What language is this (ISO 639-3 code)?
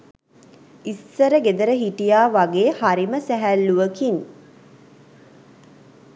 sin